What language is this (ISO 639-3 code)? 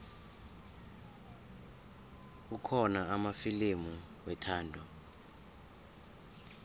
nbl